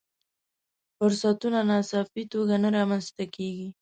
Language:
Pashto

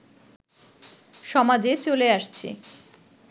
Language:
Bangla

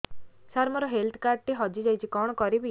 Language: Odia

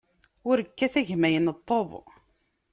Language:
Kabyle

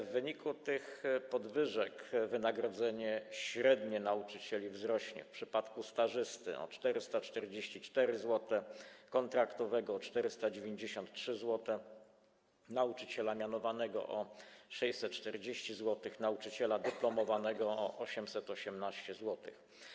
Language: Polish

